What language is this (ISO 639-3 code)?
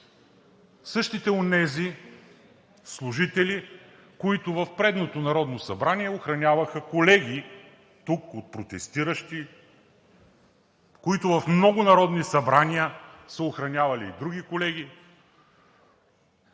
bul